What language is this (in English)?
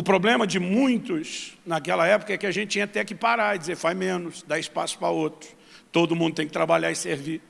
Portuguese